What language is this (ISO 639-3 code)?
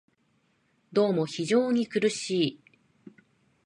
jpn